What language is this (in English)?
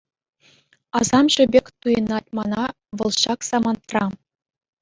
Chuvash